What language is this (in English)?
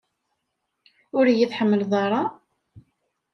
Kabyle